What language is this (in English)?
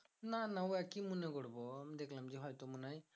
Bangla